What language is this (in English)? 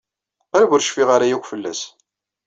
Kabyle